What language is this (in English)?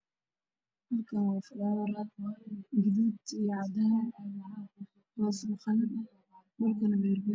Somali